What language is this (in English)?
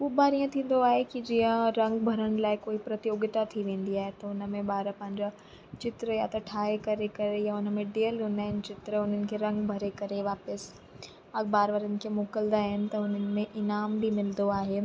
Sindhi